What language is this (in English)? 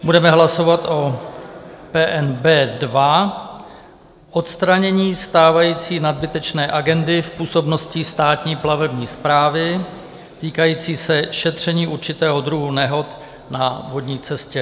Czech